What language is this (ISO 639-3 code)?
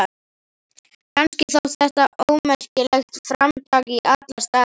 isl